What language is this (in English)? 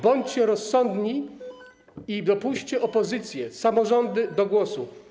Polish